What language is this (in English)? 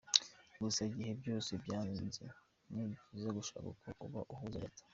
Kinyarwanda